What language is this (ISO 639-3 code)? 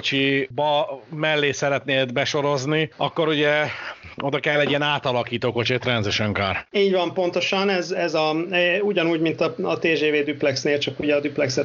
hun